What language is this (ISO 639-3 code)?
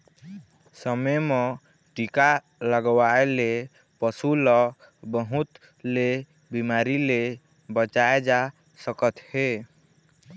hne